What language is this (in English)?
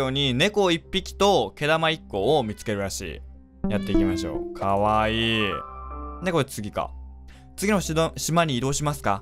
Japanese